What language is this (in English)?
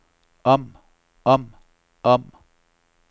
Danish